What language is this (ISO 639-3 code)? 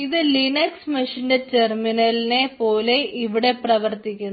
mal